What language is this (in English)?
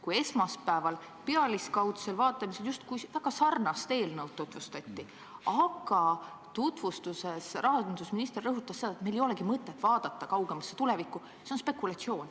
Estonian